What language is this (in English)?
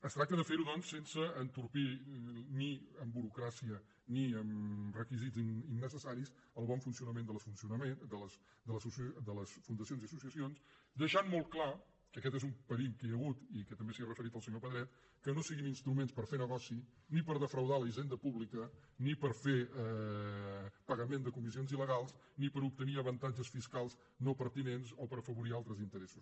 Catalan